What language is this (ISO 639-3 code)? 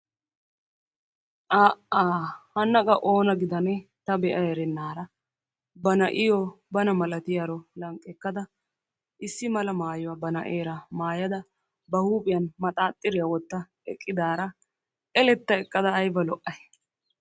wal